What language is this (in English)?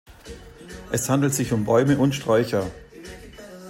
German